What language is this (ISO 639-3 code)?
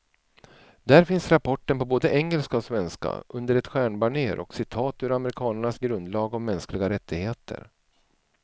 swe